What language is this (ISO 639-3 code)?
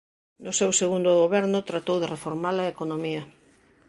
glg